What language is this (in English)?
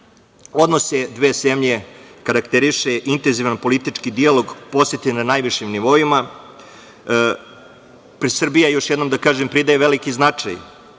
Serbian